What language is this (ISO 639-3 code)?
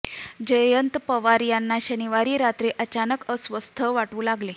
mar